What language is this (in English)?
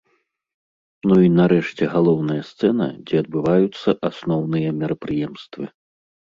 Belarusian